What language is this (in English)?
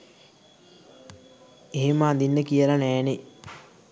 Sinhala